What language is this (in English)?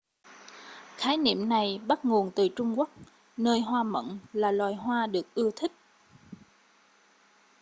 Vietnamese